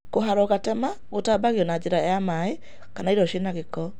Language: Kikuyu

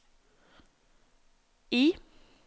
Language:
Norwegian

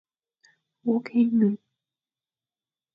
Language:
Fang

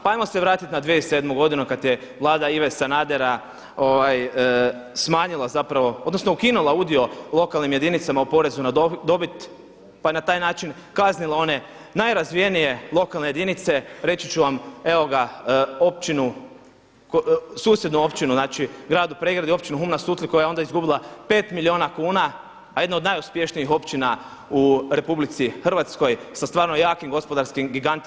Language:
Croatian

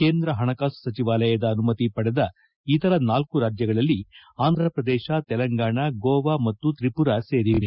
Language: Kannada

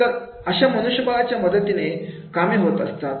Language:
Marathi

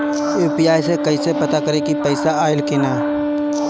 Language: Bhojpuri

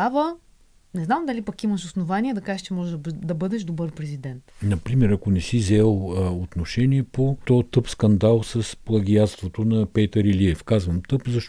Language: Bulgarian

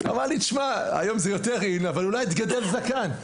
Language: Hebrew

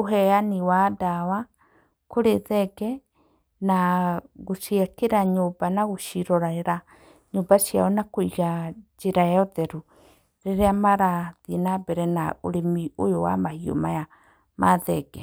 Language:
Kikuyu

